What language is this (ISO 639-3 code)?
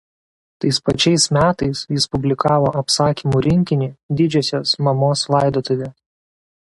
lit